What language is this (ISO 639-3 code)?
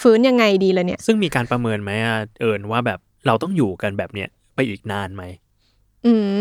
tha